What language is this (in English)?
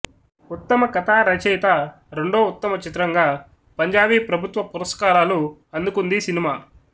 Telugu